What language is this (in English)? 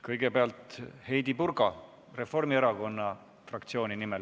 Estonian